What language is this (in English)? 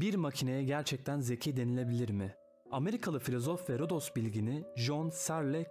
Turkish